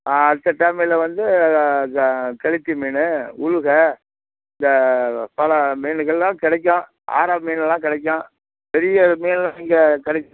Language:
Tamil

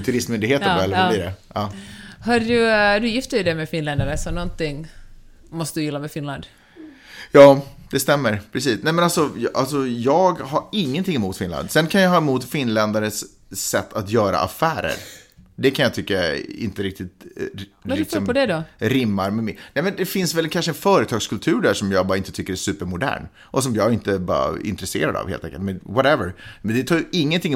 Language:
Swedish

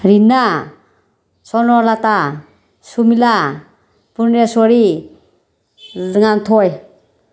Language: Manipuri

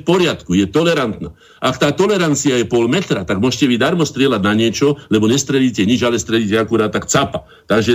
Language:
Slovak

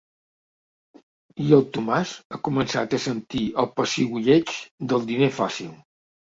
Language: Catalan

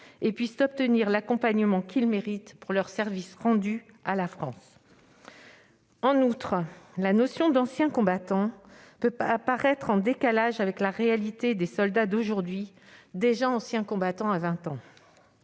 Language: French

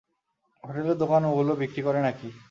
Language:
Bangla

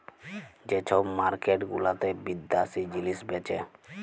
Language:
Bangla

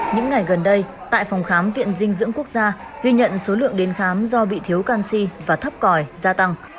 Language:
Vietnamese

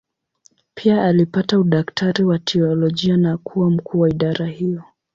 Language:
Swahili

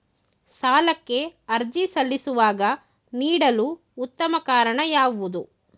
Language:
Kannada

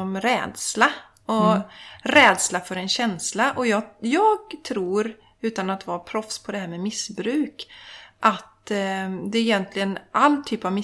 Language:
Swedish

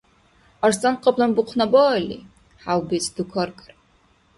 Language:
Dargwa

